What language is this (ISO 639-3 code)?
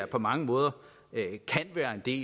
dan